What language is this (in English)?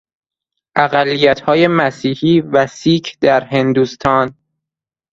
Persian